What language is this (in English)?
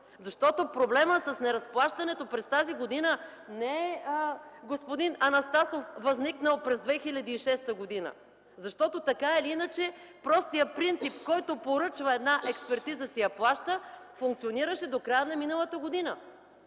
Bulgarian